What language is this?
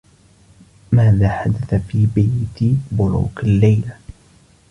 Arabic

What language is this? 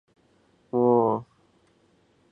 Chinese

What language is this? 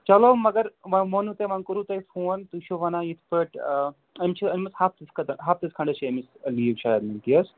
Kashmiri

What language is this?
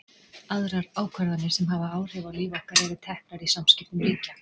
Icelandic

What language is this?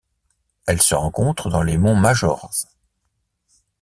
French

